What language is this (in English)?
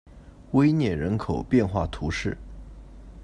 Chinese